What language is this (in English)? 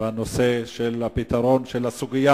Hebrew